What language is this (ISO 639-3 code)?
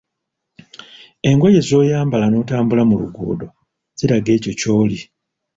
lug